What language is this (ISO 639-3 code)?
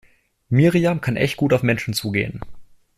deu